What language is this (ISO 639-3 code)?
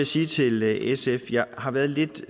dan